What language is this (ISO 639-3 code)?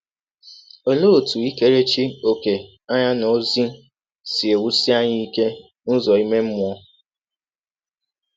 ibo